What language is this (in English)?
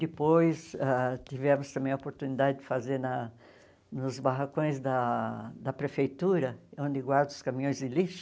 Portuguese